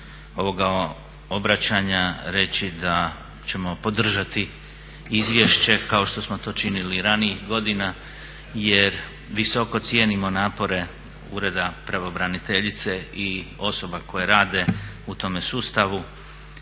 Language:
Croatian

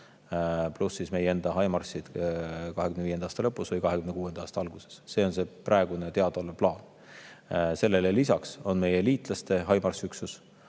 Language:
Estonian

